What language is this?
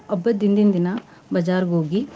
Kannada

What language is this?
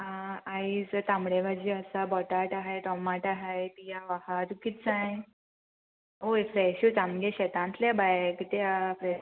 Konkani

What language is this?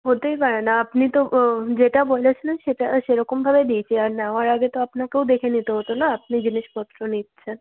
Bangla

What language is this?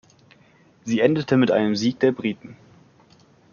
German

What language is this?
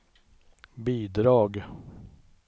Swedish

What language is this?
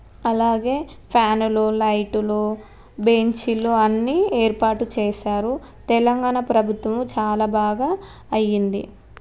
Telugu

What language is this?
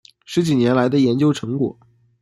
Chinese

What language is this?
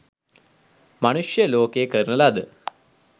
Sinhala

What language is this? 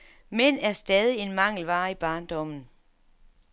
Danish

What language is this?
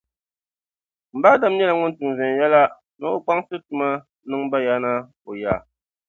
Dagbani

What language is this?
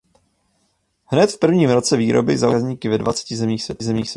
Czech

